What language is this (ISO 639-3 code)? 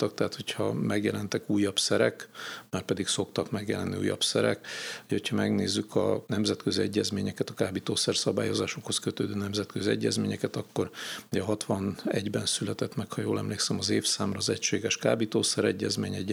hun